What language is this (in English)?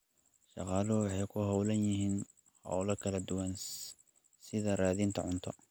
Somali